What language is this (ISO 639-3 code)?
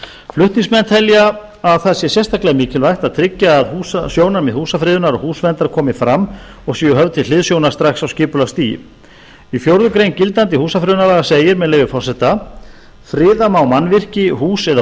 isl